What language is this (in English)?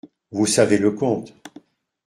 French